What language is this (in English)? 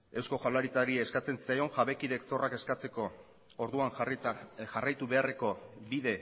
Basque